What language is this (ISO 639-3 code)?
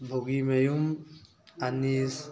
mni